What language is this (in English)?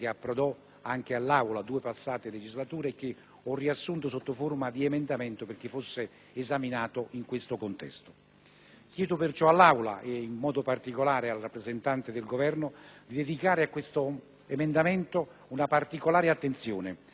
Italian